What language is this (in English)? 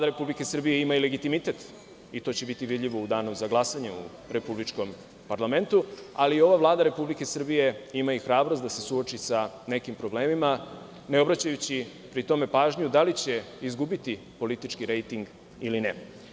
Serbian